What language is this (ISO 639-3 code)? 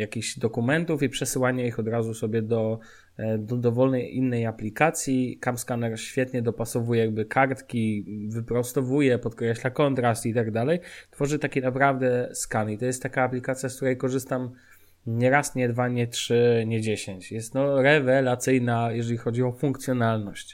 pol